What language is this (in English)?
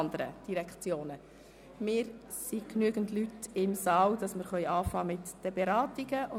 Swiss German